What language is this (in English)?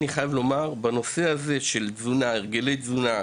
Hebrew